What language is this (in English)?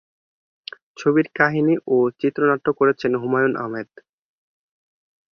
Bangla